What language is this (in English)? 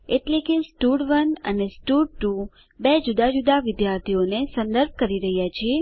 Gujarati